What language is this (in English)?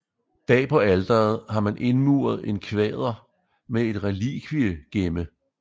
Danish